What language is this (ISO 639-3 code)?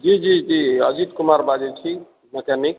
mai